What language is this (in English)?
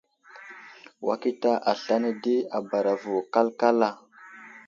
Wuzlam